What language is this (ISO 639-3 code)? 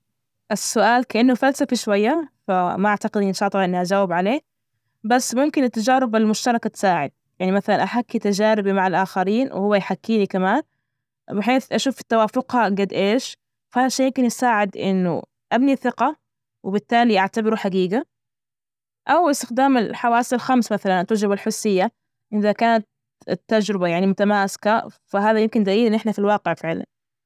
ars